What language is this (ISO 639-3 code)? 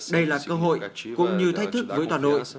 vie